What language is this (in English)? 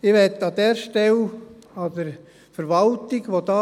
Swiss German